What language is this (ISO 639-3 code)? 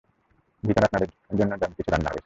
ben